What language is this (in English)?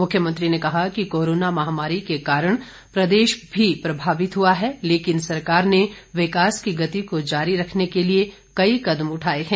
Hindi